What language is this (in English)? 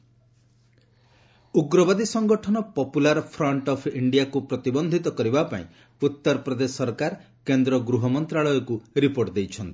Odia